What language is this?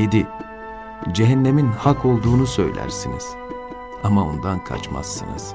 Turkish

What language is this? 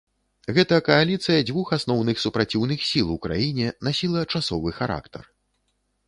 Belarusian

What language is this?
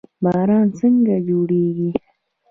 Pashto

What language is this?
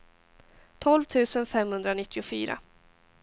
Swedish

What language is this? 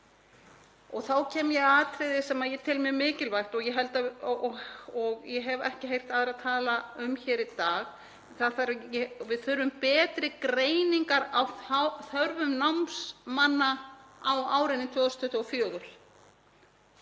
Icelandic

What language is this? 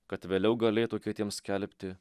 Lithuanian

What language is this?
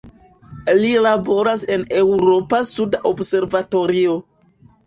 Esperanto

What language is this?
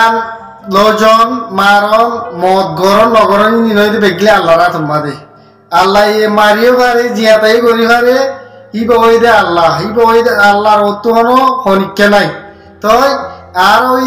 Turkish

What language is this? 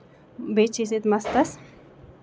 Kashmiri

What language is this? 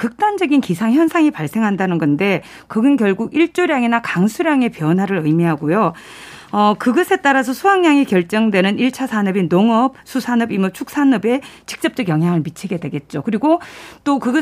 Korean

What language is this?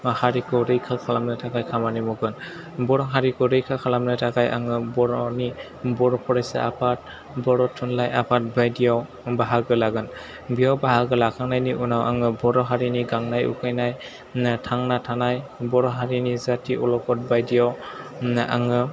Bodo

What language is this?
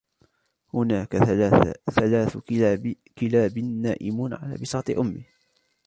Arabic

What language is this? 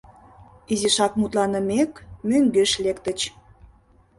Mari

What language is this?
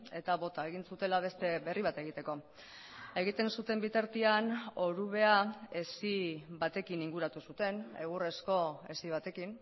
Basque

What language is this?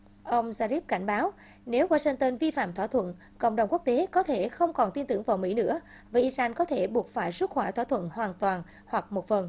Vietnamese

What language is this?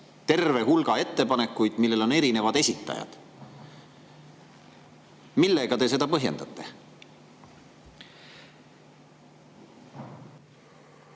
Estonian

